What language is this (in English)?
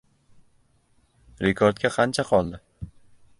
Uzbek